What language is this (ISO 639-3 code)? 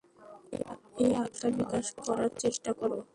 ben